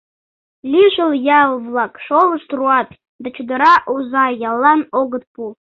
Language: Mari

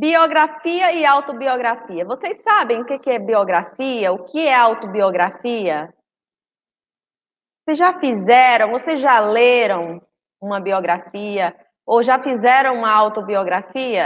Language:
Portuguese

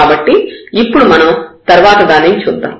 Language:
Telugu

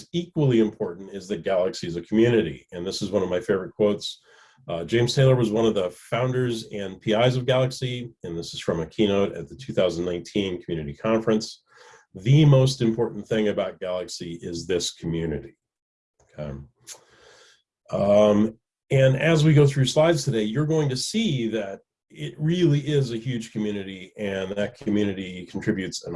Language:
English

